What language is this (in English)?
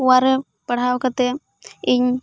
Santali